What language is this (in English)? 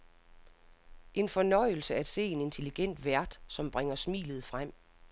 Danish